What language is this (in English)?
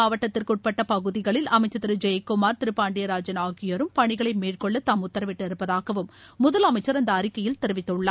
Tamil